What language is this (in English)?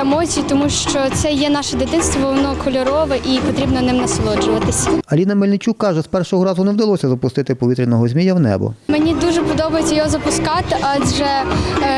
Ukrainian